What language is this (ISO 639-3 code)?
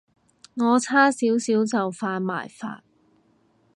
yue